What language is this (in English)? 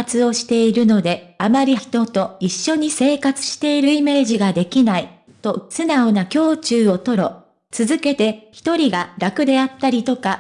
Japanese